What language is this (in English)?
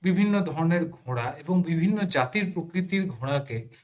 Bangla